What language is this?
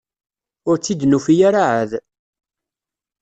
Kabyle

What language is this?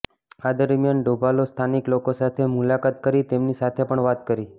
Gujarati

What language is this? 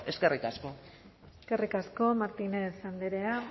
Basque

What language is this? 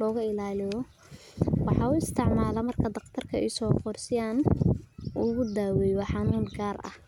Somali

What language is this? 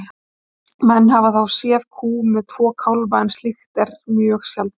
Icelandic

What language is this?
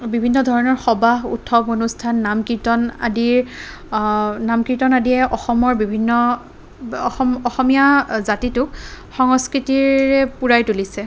Assamese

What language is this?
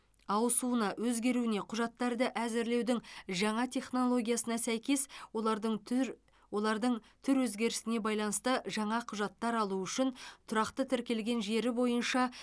Kazakh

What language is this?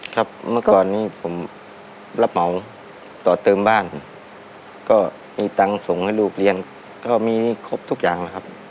Thai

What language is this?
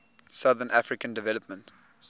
English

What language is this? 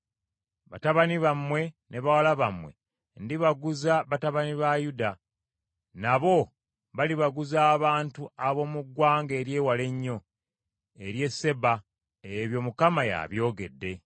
Ganda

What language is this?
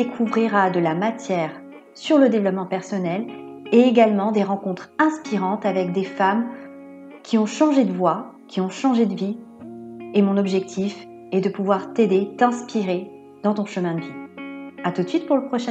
French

